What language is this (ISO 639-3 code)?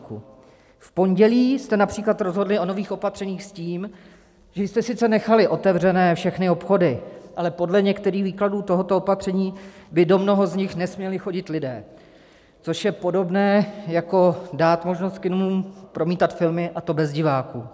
ces